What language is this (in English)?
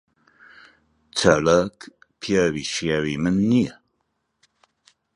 Central Kurdish